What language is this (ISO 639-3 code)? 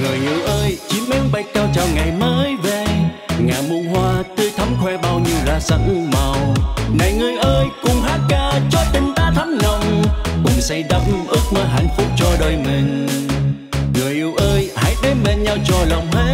vie